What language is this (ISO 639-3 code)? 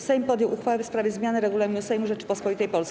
pol